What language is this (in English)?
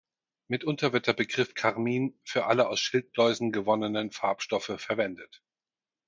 German